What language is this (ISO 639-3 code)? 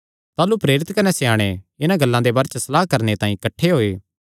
xnr